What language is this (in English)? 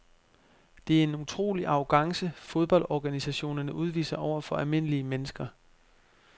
Danish